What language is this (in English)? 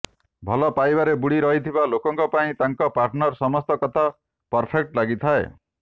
Odia